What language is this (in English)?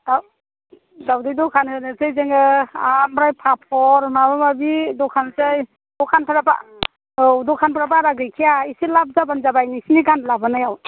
Bodo